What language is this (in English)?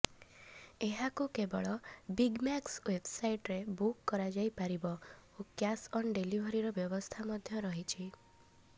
Odia